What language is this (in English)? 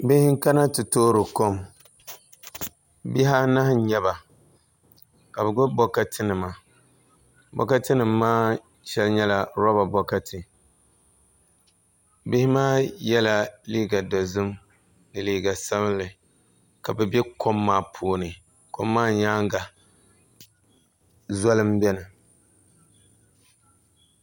Dagbani